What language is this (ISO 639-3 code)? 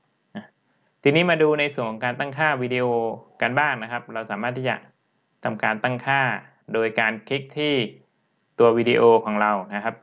tha